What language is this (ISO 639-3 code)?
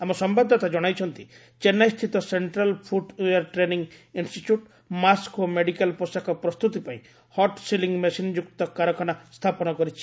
ori